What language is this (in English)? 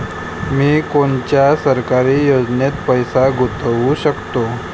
Marathi